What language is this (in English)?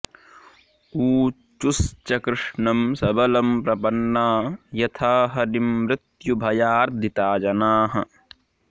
Sanskrit